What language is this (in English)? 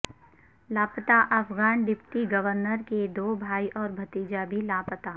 Urdu